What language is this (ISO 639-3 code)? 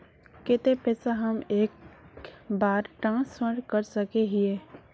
mag